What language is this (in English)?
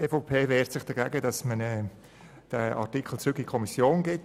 Swiss German